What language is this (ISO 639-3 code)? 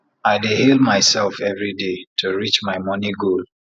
pcm